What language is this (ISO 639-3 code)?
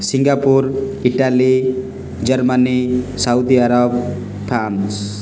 ori